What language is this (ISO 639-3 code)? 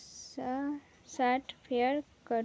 mai